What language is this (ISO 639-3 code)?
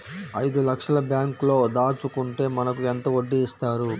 tel